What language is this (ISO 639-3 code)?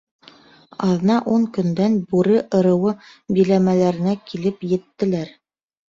bak